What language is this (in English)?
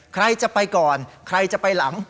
Thai